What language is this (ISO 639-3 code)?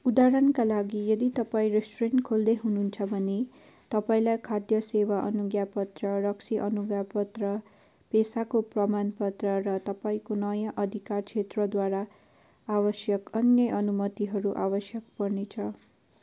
nep